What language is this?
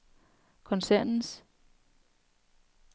Danish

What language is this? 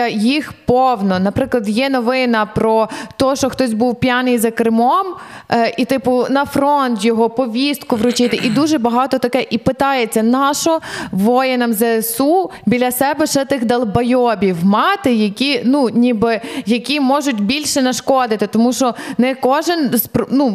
Ukrainian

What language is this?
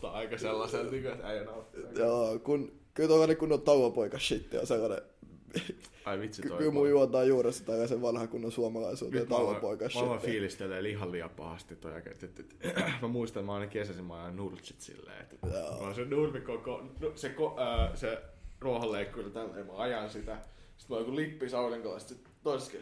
Finnish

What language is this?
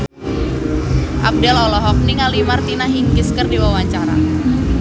Sundanese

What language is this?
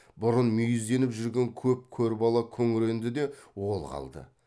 Kazakh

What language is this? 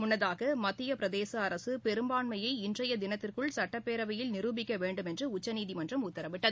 Tamil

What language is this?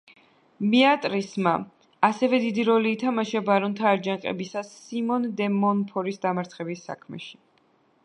Georgian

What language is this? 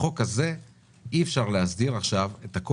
Hebrew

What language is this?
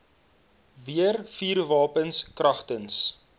Afrikaans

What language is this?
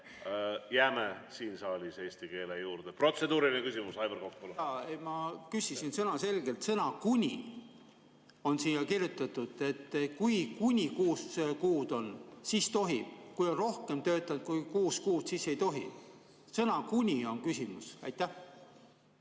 Estonian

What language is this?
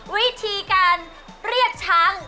Thai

